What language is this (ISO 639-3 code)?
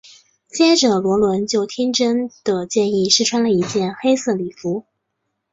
zho